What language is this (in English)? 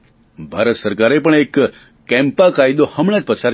Gujarati